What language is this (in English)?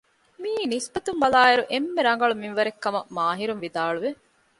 Divehi